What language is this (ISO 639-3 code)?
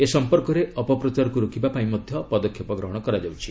ori